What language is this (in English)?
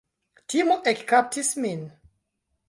Esperanto